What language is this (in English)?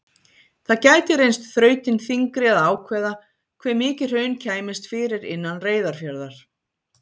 Icelandic